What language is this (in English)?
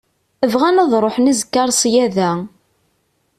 Kabyle